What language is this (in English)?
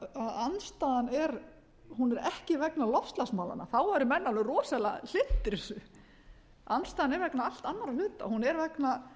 Icelandic